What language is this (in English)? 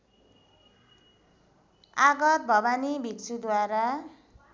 Nepali